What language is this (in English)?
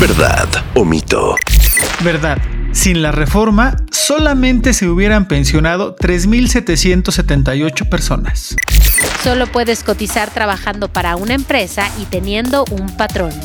Spanish